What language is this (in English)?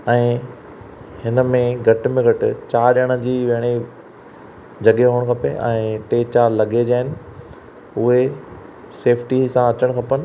Sindhi